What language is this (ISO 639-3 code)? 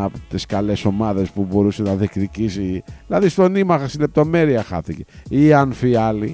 ell